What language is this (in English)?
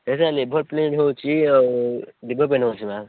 Odia